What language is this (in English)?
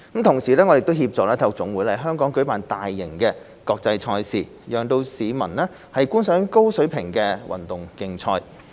Cantonese